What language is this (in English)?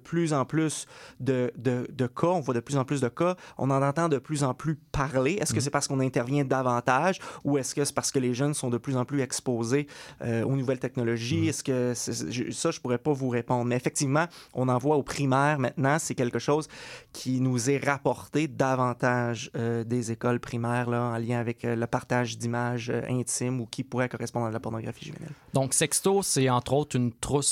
French